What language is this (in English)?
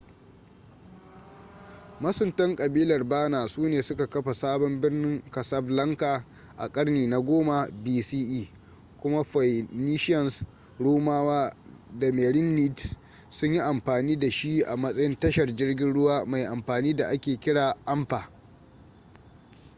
Hausa